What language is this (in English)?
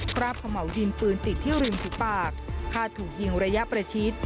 Thai